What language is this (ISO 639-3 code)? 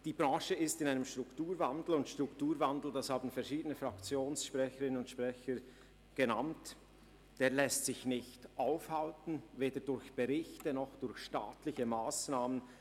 gsw